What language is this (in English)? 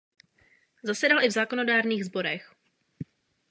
Czech